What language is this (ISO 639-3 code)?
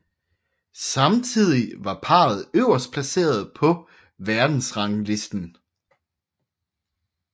dan